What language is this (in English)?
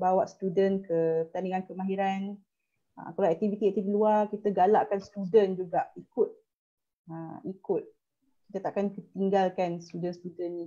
Malay